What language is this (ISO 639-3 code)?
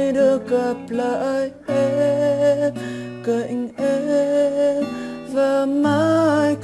vie